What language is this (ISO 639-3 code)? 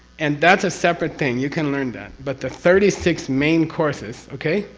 eng